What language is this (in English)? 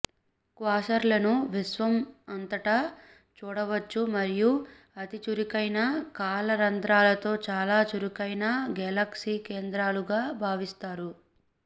Telugu